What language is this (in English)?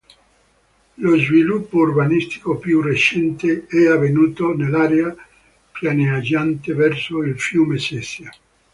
Italian